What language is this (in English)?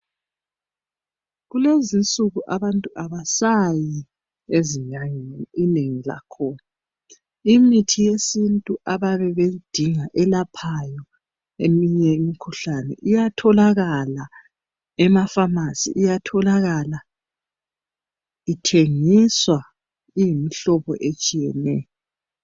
North Ndebele